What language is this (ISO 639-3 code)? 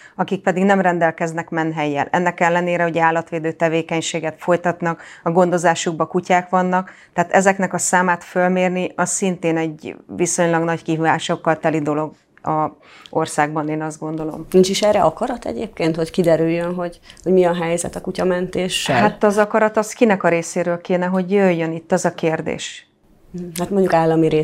hun